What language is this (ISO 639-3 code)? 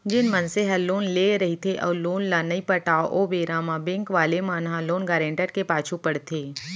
hne